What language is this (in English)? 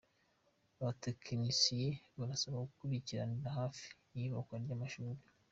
Kinyarwanda